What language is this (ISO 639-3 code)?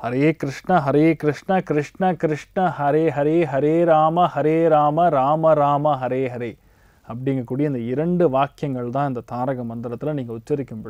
hin